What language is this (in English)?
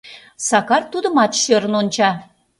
Mari